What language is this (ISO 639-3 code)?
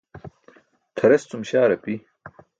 bsk